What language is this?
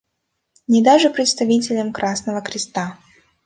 Russian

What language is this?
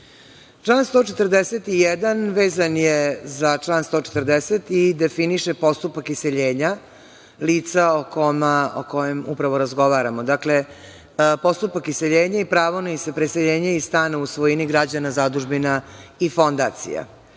Serbian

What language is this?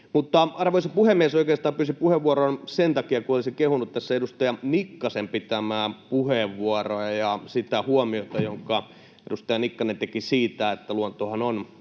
Finnish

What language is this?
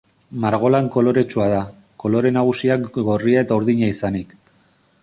Basque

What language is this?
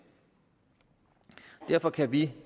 Danish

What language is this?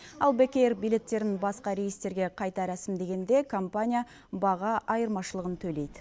Kazakh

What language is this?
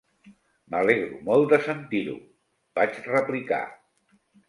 Catalan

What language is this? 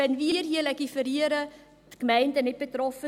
Swiss German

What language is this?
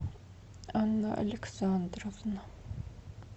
Russian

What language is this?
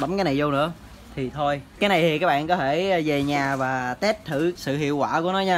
Vietnamese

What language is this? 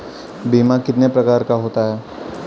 Hindi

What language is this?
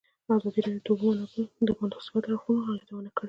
Pashto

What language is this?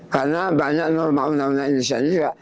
Indonesian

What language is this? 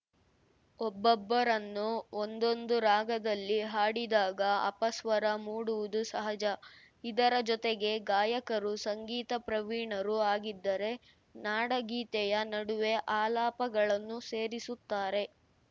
Kannada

